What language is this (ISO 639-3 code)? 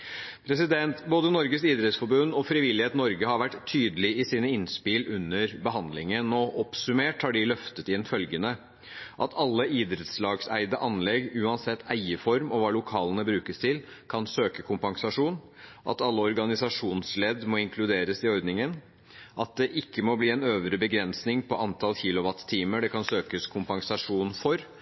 nob